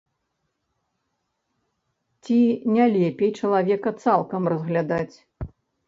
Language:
Belarusian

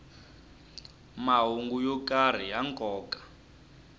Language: Tsonga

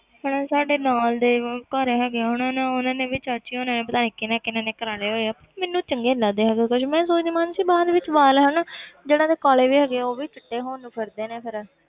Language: Punjabi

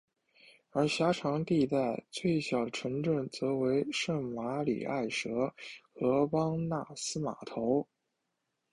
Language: Chinese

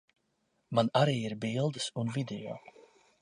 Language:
Latvian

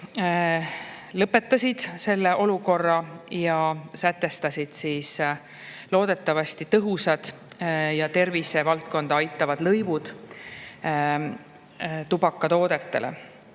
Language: Estonian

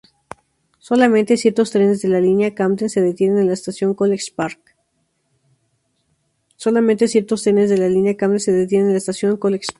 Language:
Spanish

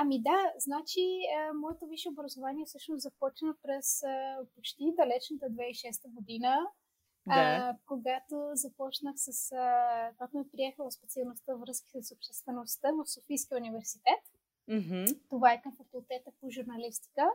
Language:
Bulgarian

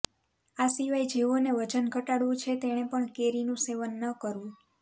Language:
Gujarati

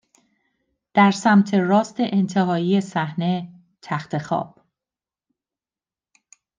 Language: Persian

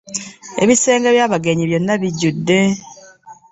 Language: Ganda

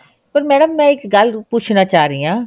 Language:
Punjabi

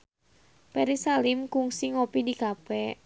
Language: Sundanese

